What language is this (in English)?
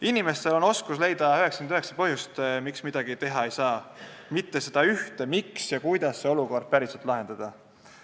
Estonian